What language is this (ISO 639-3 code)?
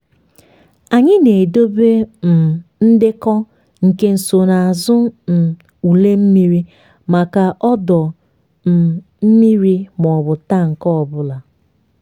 ibo